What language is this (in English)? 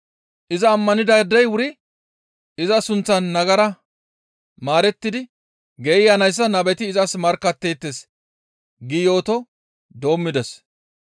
Gamo